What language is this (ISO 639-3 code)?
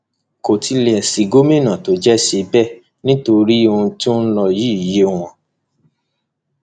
yor